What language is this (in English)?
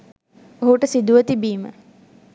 Sinhala